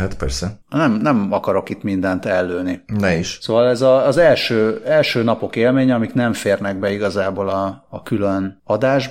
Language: Hungarian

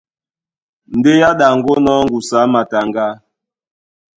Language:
Duala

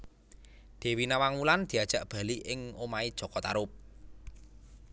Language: Javanese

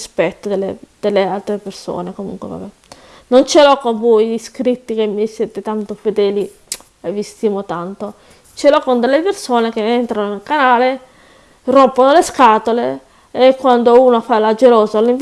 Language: Italian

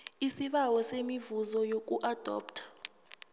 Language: South Ndebele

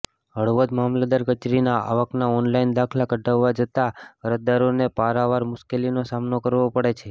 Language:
Gujarati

